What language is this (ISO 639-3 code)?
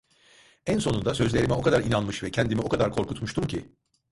tur